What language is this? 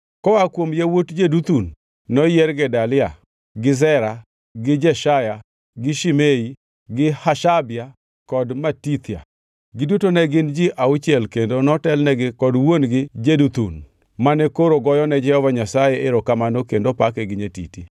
Luo (Kenya and Tanzania)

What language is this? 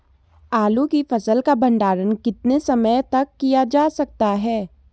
Hindi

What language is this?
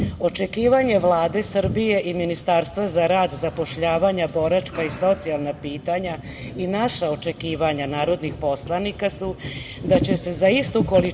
Serbian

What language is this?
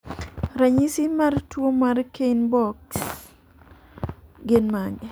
Luo (Kenya and Tanzania)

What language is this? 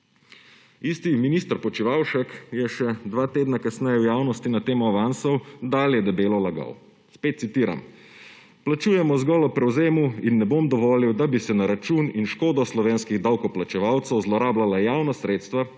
Slovenian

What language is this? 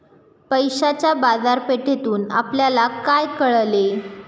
Marathi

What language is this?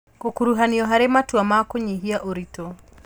Kikuyu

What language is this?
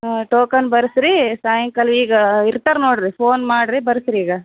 Kannada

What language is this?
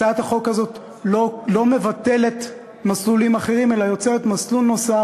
Hebrew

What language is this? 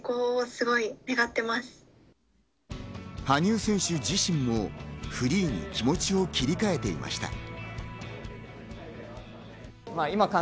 Japanese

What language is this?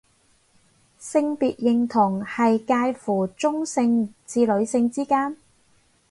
Cantonese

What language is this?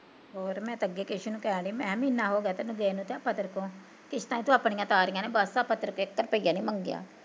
Punjabi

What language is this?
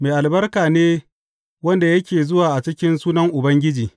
Hausa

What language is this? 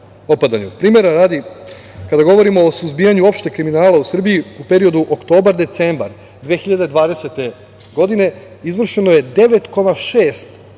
Serbian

